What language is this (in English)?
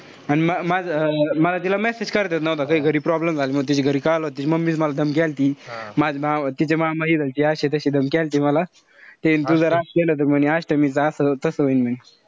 Marathi